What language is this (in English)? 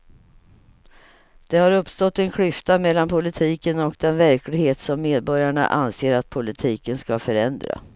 Swedish